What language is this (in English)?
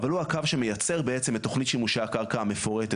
Hebrew